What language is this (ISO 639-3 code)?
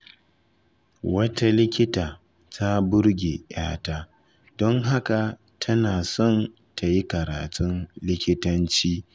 hau